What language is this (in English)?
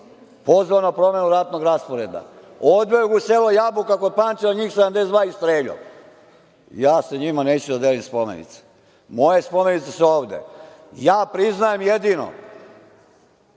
Serbian